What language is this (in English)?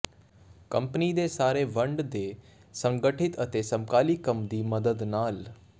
Punjabi